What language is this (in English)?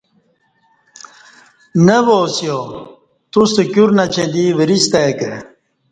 Kati